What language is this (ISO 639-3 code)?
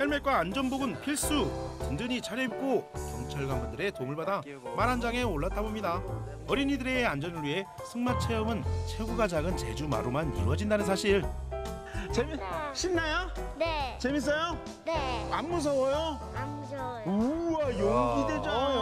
kor